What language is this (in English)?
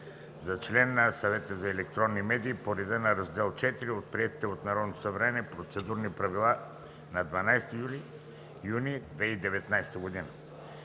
Bulgarian